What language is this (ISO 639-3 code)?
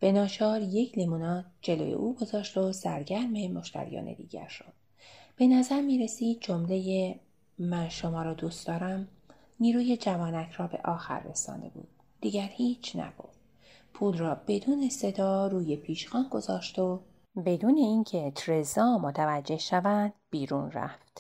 fas